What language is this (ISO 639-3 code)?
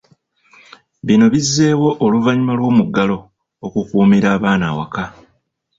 lug